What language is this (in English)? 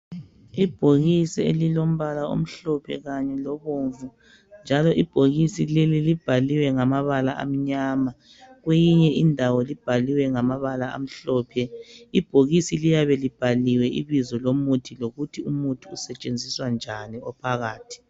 North Ndebele